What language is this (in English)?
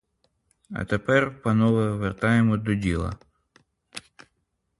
Ukrainian